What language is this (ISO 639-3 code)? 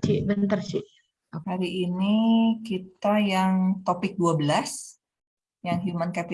ind